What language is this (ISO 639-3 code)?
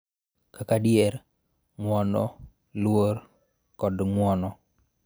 luo